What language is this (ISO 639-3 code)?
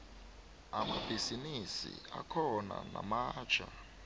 nbl